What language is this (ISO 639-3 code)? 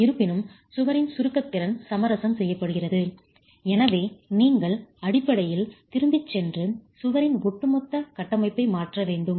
tam